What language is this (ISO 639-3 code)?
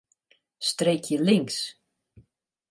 fry